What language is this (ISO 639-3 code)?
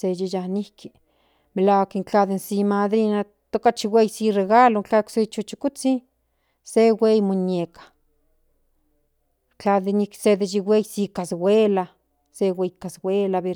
nhn